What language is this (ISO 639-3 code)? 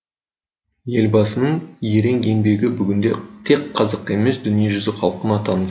kaz